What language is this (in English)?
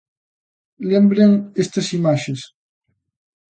Galician